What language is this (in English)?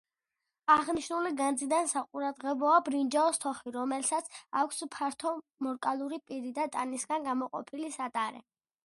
Georgian